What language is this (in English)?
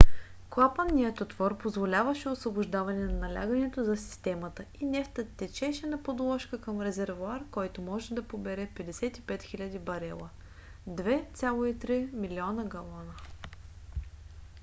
Bulgarian